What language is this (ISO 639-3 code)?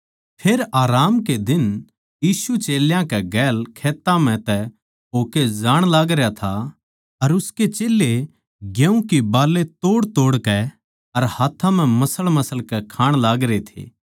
bgc